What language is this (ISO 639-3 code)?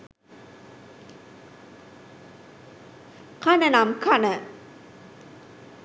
sin